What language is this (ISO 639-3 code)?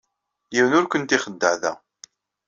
kab